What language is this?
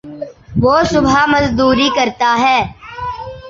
Urdu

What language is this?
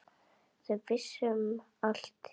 Icelandic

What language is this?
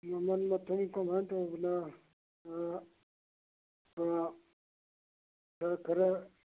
Manipuri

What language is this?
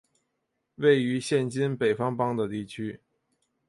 Chinese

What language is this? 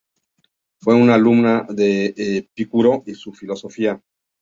Spanish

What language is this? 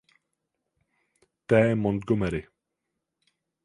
Czech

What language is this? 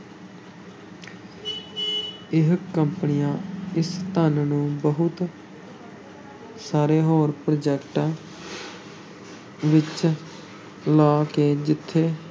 Punjabi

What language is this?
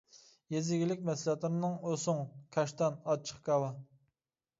Uyghur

